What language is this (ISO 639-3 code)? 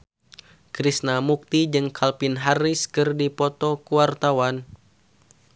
sun